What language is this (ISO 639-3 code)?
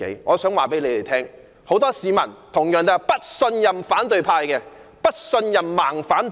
yue